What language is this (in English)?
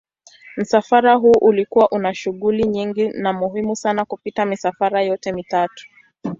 Swahili